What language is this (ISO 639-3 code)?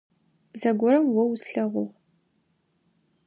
ady